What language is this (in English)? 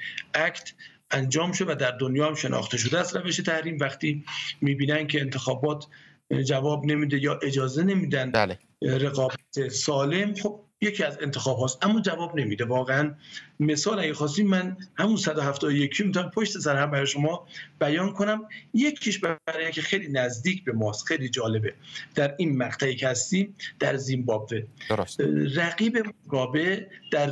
Persian